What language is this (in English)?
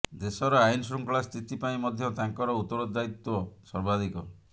Odia